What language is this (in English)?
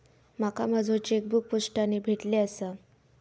Marathi